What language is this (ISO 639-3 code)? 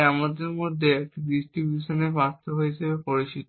ben